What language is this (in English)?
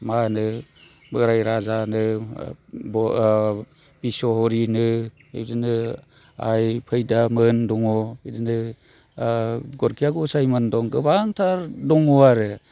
Bodo